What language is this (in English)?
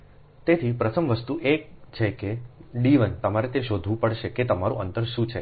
Gujarati